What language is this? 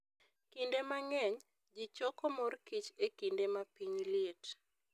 Luo (Kenya and Tanzania)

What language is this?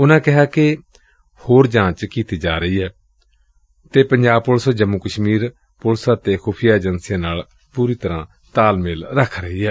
Punjabi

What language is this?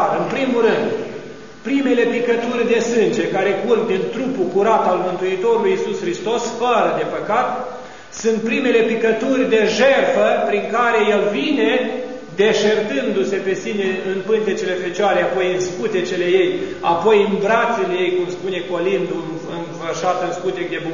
Romanian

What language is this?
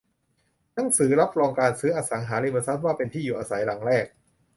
Thai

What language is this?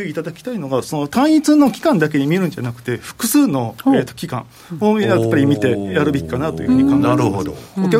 Japanese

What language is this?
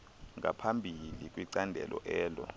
Xhosa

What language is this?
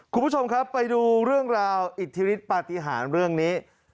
Thai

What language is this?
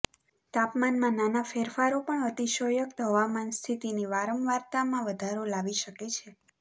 Gujarati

